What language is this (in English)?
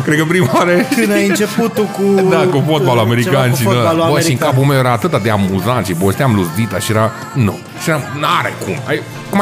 Romanian